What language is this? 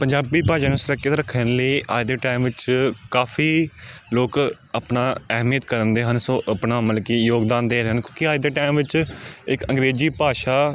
Punjabi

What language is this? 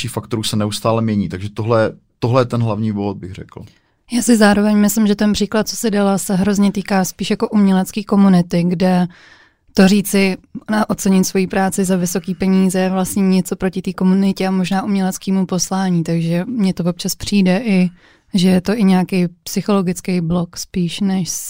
Czech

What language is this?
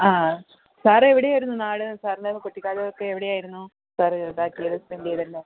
Malayalam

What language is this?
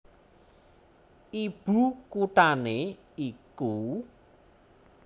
Javanese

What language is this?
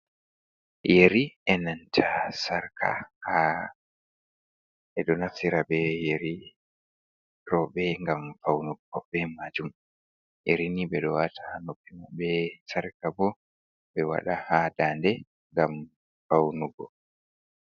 Fula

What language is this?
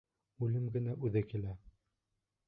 Bashkir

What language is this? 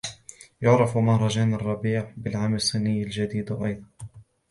Arabic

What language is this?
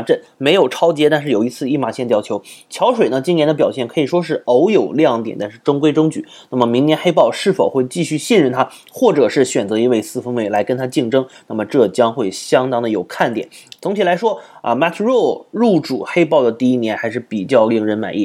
Chinese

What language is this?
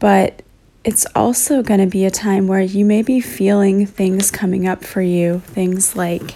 English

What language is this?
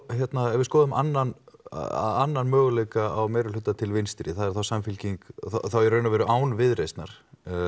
Icelandic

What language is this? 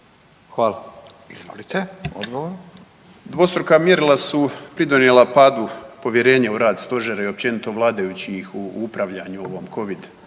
Croatian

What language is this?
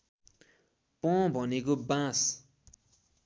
Nepali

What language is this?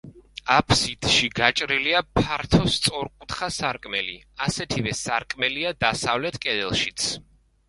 Georgian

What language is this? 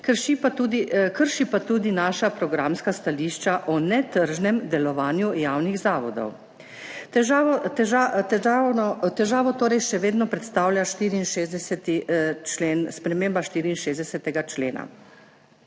Slovenian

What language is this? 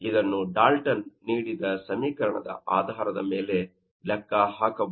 Kannada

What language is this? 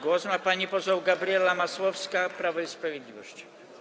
Polish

